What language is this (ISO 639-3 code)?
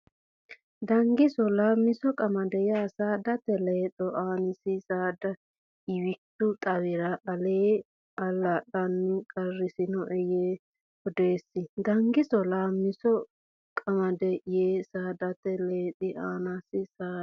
sid